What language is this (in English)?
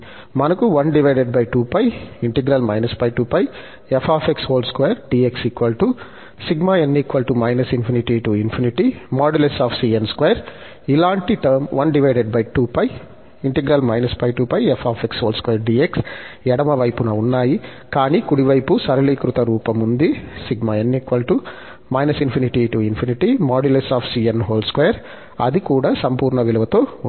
Telugu